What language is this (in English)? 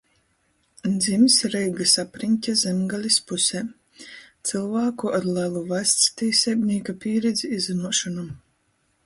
Latgalian